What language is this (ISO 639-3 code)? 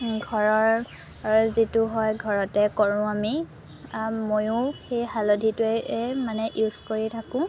asm